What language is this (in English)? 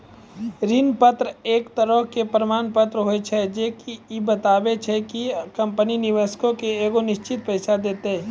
Maithili